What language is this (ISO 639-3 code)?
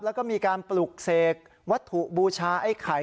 tha